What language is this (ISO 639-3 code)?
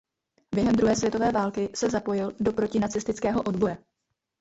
ces